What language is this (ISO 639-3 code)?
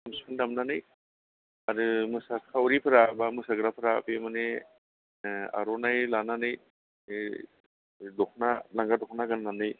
brx